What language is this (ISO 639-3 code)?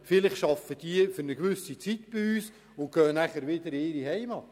gsw